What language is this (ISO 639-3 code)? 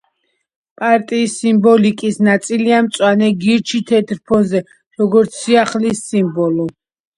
kat